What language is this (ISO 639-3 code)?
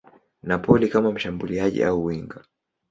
swa